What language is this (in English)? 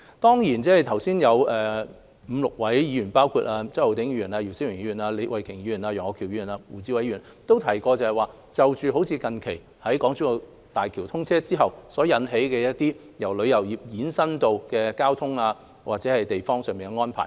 Cantonese